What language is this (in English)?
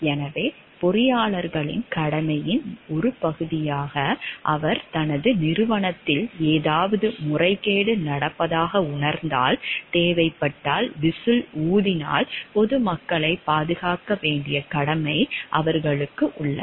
Tamil